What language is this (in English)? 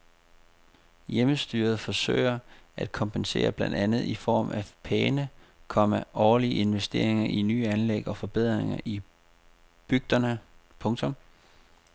Danish